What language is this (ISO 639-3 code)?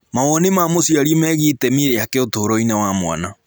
kik